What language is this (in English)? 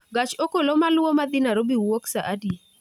Luo (Kenya and Tanzania)